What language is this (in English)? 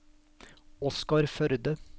Norwegian